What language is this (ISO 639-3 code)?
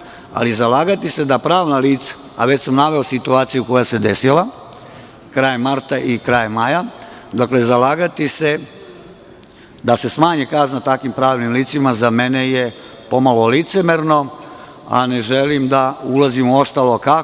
srp